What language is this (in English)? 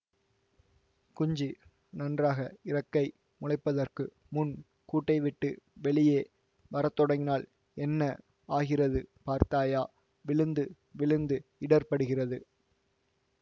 Tamil